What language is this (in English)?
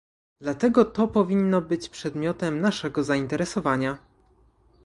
Polish